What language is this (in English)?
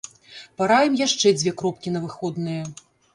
Belarusian